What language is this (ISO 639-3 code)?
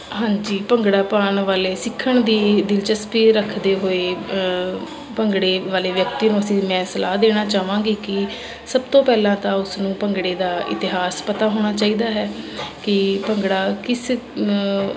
pan